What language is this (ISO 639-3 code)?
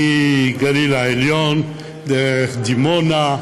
heb